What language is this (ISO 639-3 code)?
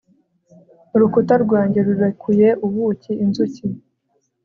kin